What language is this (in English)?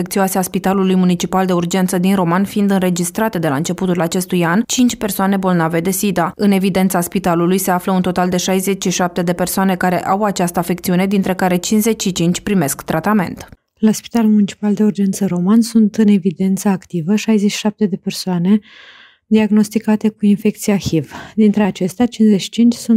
Romanian